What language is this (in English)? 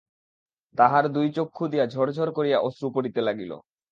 Bangla